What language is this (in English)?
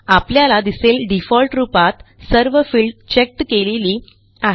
Marathi